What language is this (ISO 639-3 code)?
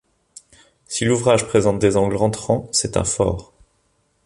fra